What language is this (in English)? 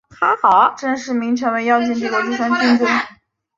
Chinese